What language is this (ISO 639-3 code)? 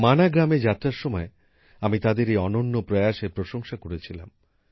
ben